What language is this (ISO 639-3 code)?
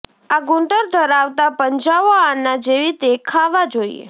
guj